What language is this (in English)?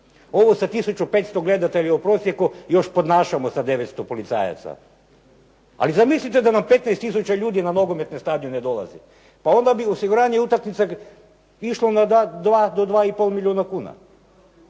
Croatian